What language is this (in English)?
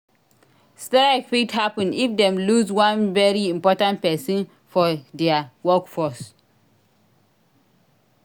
Nigerian Pidgin